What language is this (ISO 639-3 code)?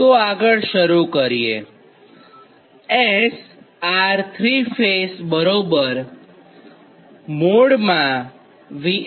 guj